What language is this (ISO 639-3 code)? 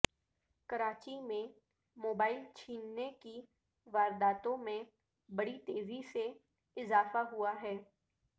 urd